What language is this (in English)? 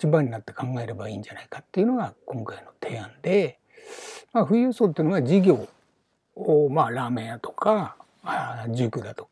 Japanese